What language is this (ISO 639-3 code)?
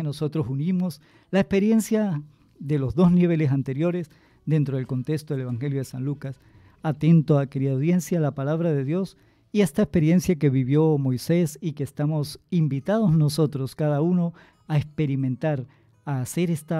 spa